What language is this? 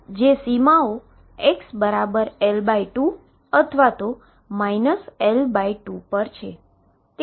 Gujarati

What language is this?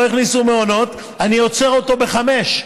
Hebrew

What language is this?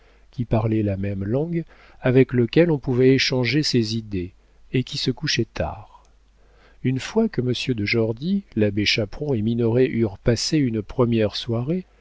French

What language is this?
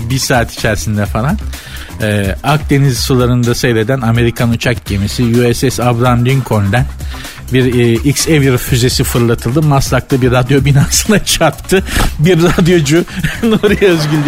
Turkish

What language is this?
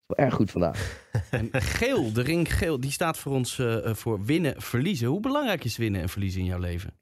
Dutch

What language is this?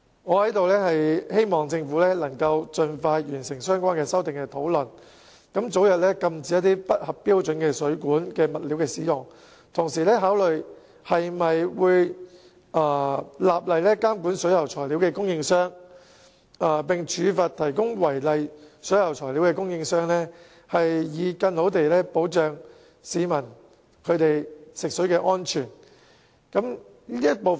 Cantonese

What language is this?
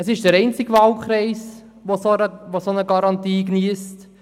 Swiss German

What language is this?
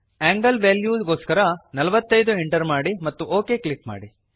Kannada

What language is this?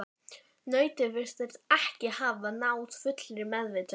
Icelandic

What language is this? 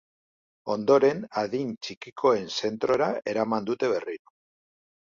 Basque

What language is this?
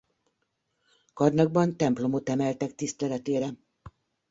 Hungarian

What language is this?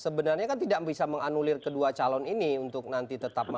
Indonesian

